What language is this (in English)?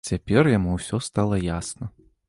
Belarusian